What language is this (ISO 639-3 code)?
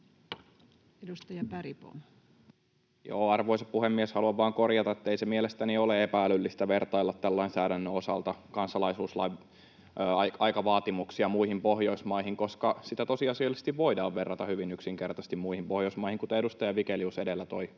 fin